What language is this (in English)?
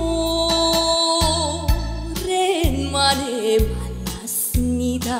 Korean